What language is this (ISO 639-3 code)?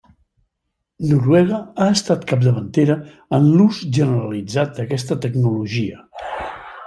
cat